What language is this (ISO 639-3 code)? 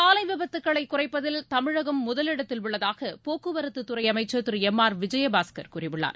tam